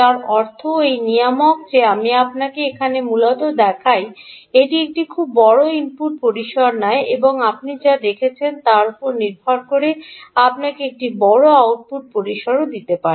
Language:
Bangla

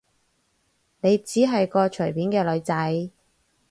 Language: Cantonese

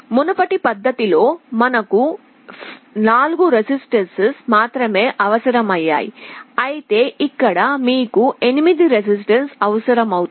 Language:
Telugu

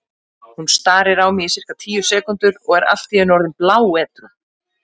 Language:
Icelandic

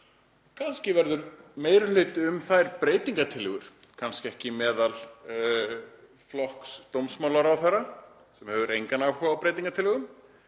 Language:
Icelandic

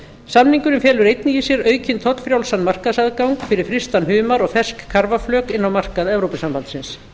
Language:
Icelandic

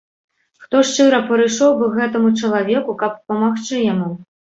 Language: Belarusian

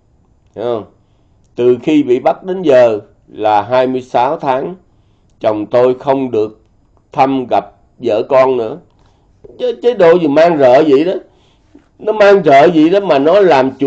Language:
Vietnamese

